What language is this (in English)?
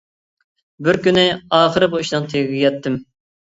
Uyghur